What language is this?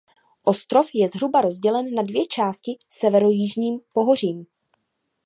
Czech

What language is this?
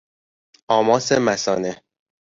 Persian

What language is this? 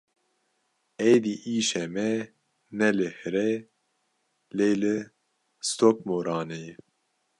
Kurdish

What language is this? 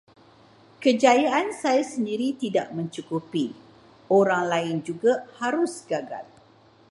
Malay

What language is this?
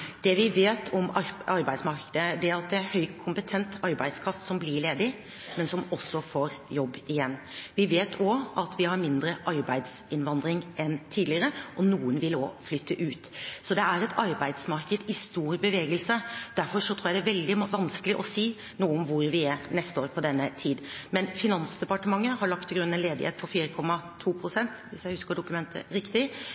Norwegian Bokmål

